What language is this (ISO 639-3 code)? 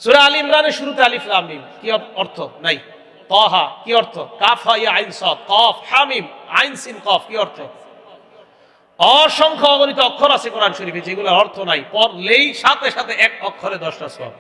ben